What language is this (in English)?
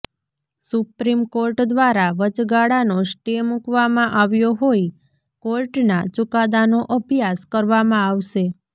Gujarati